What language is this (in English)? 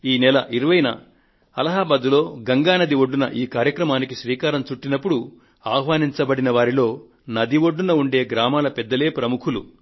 Telugu